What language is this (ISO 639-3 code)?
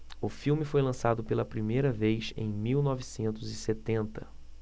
por